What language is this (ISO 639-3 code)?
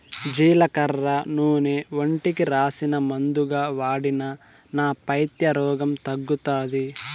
tel